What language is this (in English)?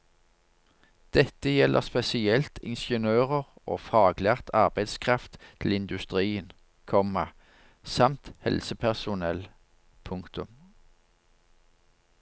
Norwegian